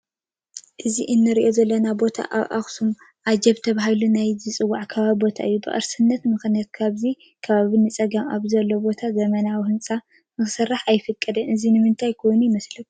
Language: Tigrinya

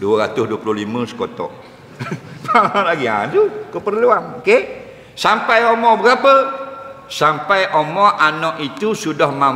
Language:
Malay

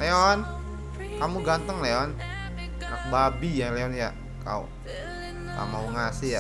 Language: Indonesian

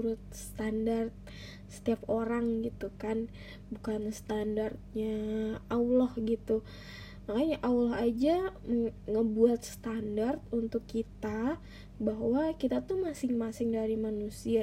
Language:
Indonesian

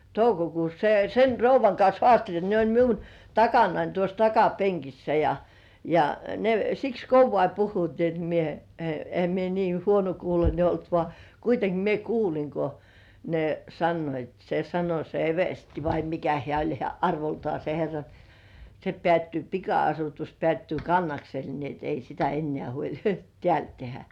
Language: Finnish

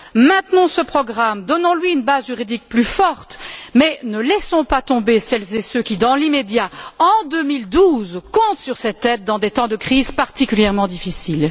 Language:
French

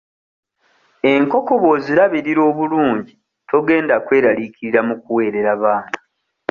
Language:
Ganda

